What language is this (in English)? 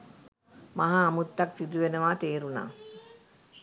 Sinhala